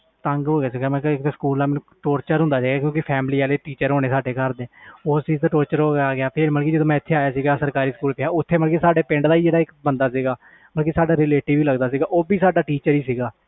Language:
Punjabi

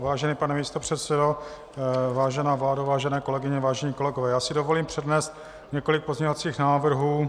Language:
Czech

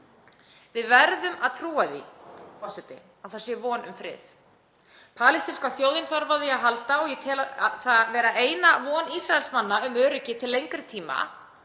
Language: Icelandic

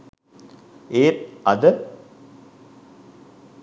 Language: Sinhala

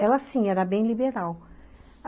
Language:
Portuguese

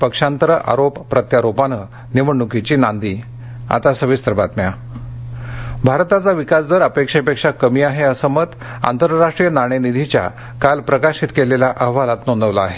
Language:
Marathi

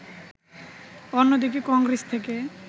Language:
Bangla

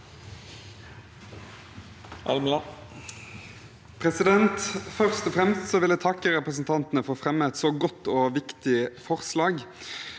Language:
Norwegian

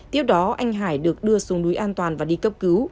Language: Vietnamese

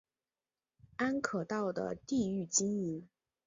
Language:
Chinese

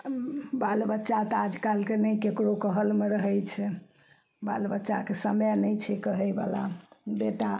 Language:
Maithili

